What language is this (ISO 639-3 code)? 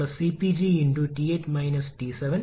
mal